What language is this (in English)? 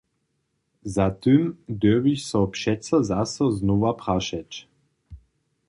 Upper Sorbian